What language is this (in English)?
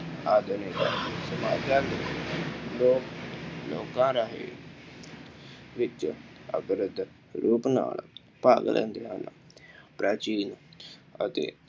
Punjabi